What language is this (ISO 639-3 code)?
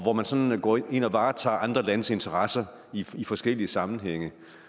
dan